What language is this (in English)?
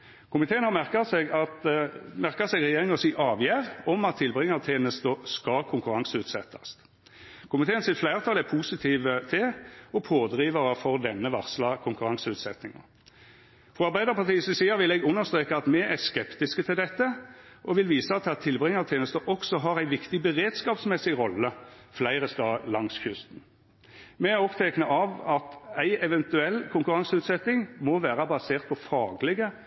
Norwegian Nynorsk